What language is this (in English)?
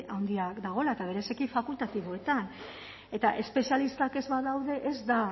Basque